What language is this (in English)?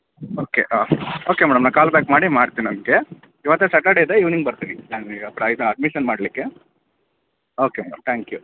Kannada